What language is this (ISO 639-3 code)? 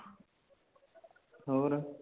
pan